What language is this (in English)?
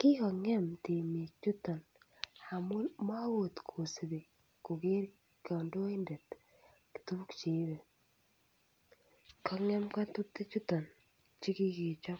Kalenjin